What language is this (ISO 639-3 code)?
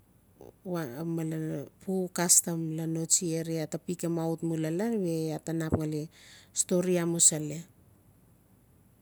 ncf